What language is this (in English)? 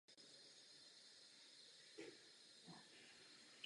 Czech